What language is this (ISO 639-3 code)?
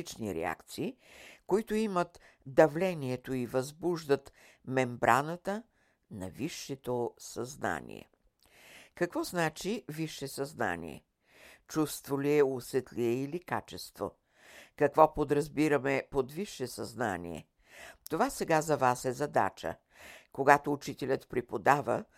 bul